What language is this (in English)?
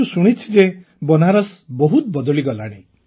Odia